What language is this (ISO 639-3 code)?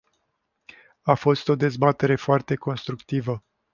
ron